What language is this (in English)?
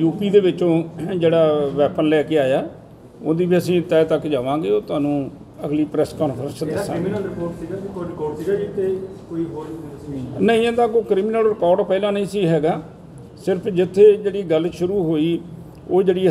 Hindi